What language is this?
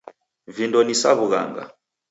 Taita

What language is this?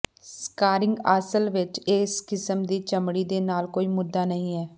Punjabi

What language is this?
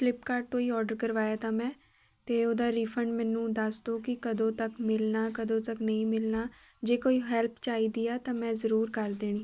Punjabi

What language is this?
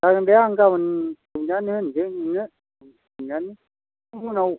Bodo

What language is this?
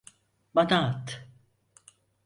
Turkish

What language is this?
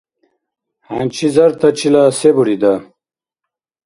Dargwa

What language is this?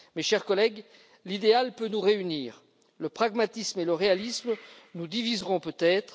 French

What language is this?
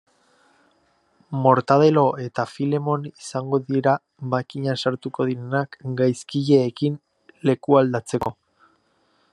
Basque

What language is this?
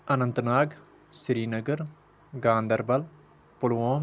Kashmiri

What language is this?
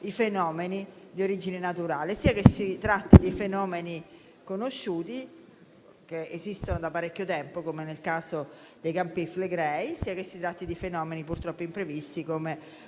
Italian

